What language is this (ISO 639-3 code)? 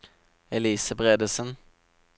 nor